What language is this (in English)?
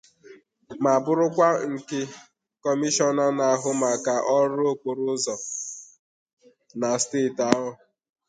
Igbo